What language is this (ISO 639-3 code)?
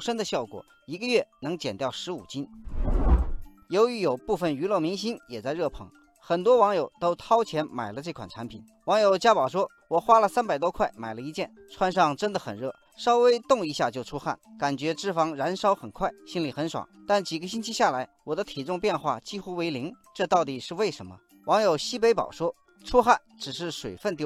zho